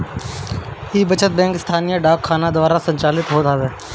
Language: Bhojpuri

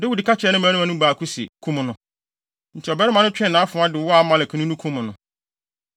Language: Akan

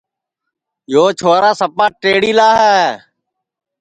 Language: Sansi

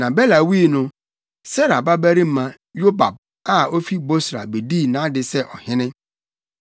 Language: Akan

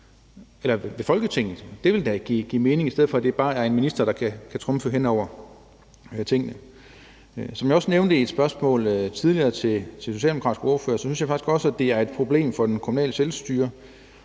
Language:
Danish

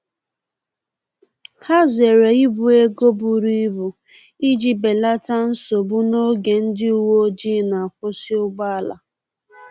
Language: Igbo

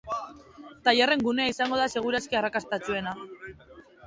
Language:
Basque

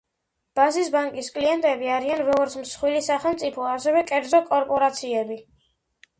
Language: Georgian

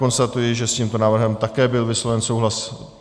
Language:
Czech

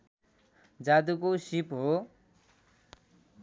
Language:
Nepali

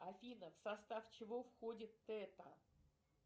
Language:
Russian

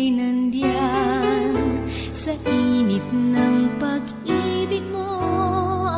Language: Filipino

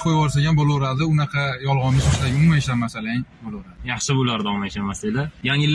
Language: Turkish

